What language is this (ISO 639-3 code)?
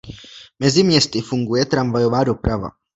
ces